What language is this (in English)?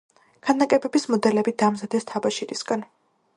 Georgian